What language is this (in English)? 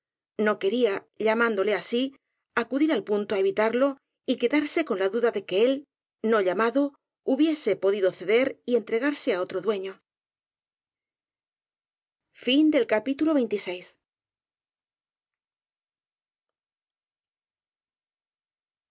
Spanish